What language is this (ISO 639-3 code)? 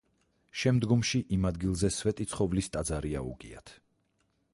kat